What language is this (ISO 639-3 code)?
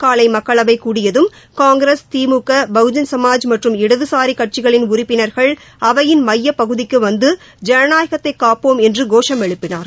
tam